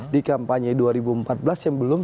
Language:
Indonesian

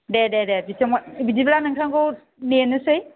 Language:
Bodo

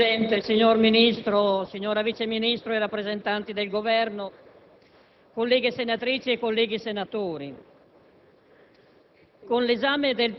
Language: Italian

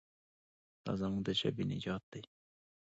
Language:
Pashto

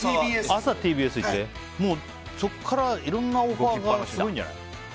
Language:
Japanese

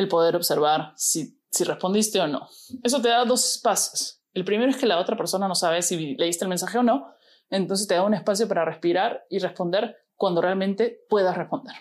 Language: Spanish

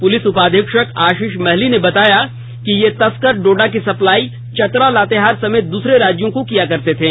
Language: Hindi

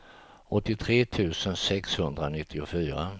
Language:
Swedish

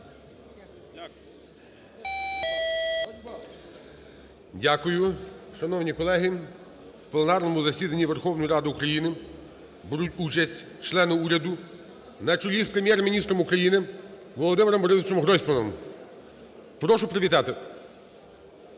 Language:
Ukrainian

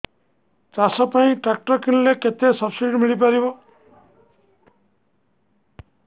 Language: Odia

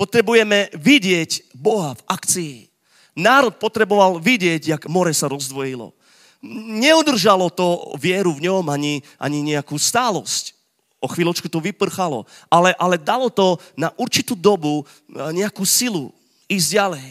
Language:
Slovak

